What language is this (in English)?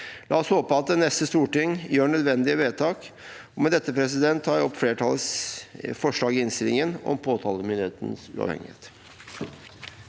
Norwegian